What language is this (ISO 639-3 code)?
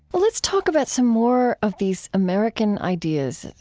eng